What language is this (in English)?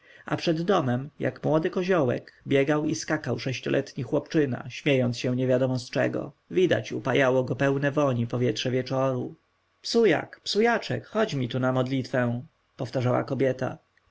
Polish